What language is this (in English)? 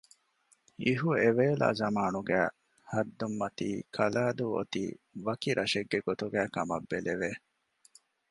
Divehi